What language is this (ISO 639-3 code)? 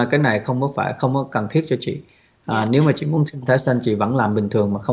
vie